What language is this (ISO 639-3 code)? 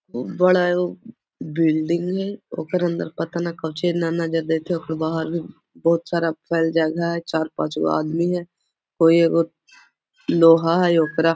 mag